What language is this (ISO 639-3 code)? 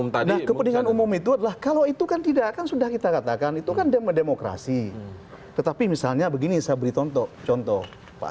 ind